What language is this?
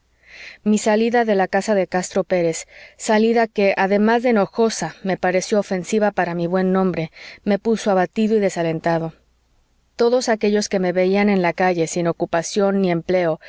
Spanish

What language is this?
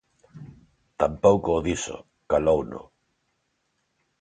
Galician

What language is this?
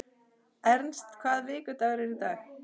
Icelandic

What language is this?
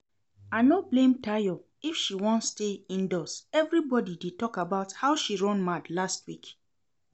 Nigerian Pidgin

